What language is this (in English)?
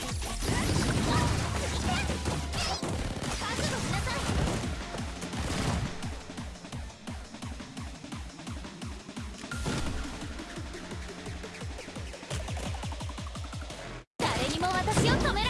Japanese